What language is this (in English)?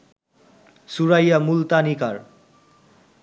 Bangla